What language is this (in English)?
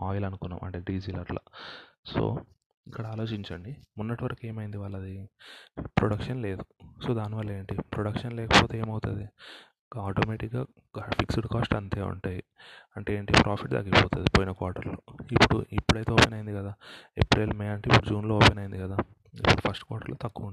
Telugu